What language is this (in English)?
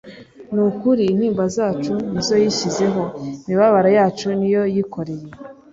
Kinyarwanda